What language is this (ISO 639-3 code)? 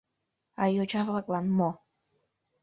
chm